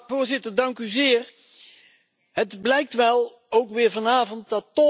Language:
Dutch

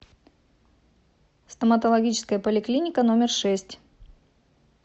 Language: Russian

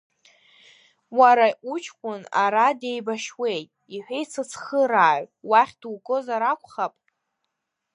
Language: Abkhazian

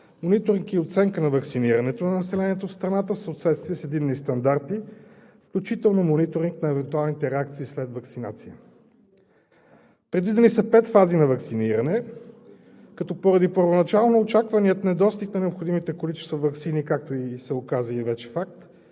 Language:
Bulgarian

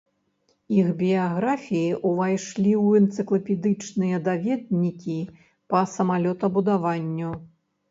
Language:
Belarusian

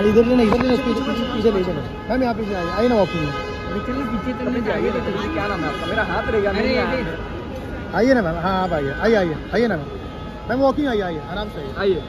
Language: Arabic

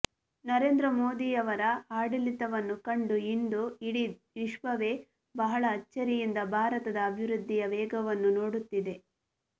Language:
Kannada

